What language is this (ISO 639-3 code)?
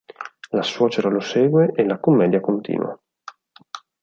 ita